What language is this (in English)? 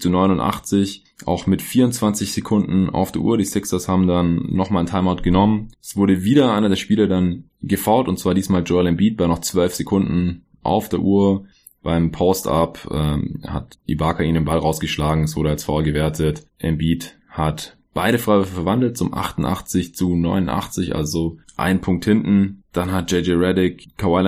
German